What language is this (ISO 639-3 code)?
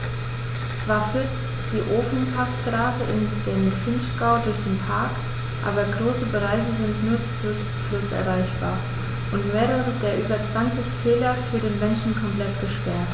deu